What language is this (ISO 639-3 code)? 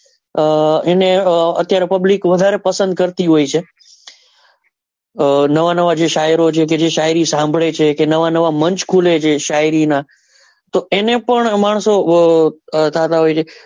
guj